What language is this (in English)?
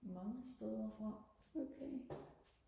Danish